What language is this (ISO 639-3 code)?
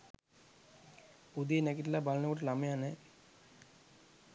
sin